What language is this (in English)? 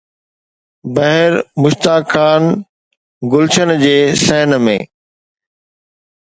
Sindhi